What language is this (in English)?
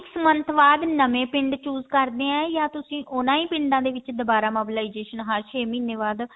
Punjabi